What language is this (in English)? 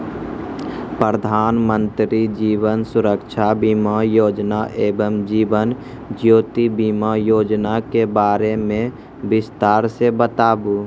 Maithili